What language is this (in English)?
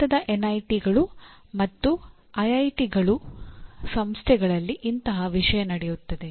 Kannada